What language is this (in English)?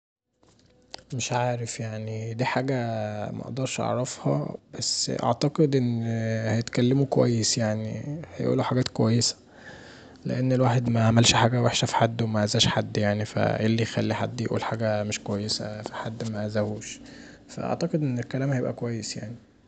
Egyptian Arabic